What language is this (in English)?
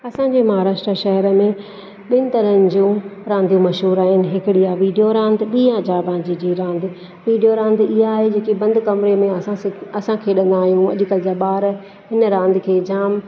Sindhi